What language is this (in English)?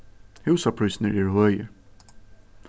Faroese